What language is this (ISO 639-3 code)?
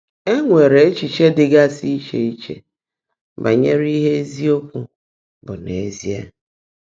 ibo